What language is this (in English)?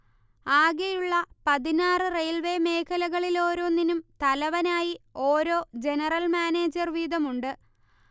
Malayalam